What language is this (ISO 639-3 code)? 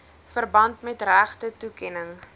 afr